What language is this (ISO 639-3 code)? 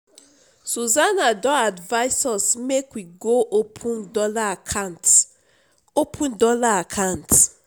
pcm